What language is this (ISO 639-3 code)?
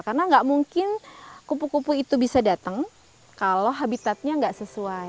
ind